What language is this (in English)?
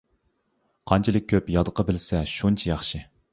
Uyghur